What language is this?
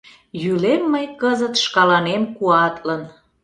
Mari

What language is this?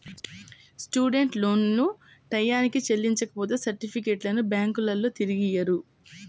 Telugu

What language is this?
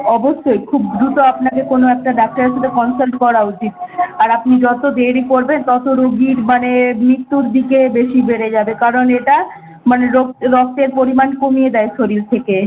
Bangla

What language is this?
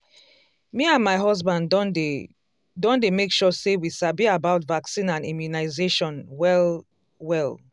Nigerian Pidgin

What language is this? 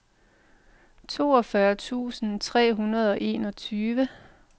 Danish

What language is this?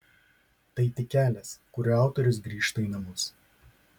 Lithuanian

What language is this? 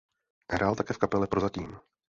Czech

